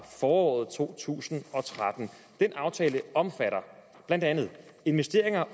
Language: Danish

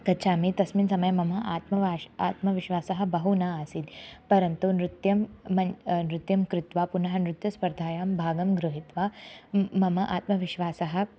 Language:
Sanskrit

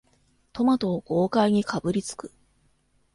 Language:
Japanese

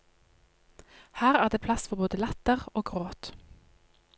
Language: Norwegian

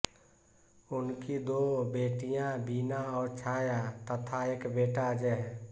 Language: Hindi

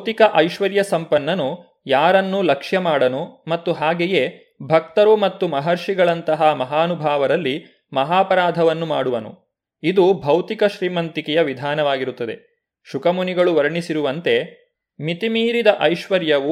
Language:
Kannada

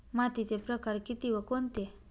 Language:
Marathi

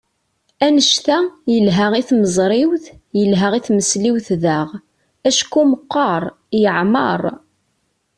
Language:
Kabyle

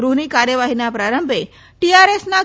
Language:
Gujarati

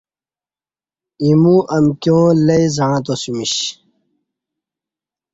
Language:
Kati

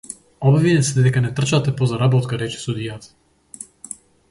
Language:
Macedonian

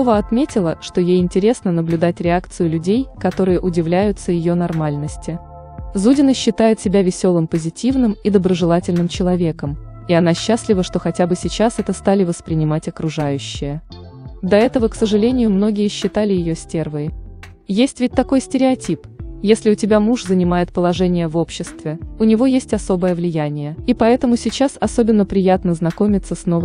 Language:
Russian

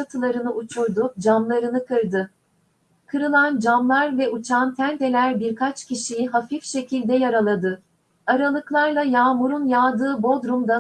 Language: Turkish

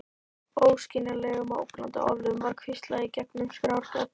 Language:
Icelandic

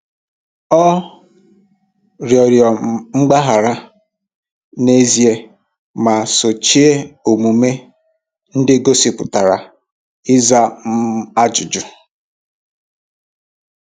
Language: Igbo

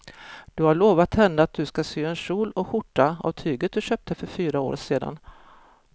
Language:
Swedish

